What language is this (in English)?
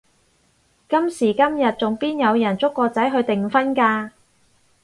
Cantonese